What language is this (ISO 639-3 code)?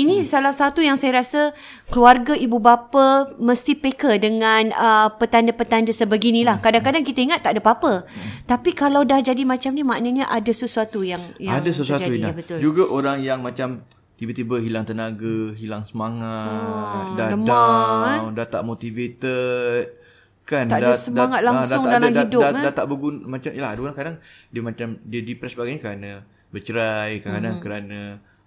msa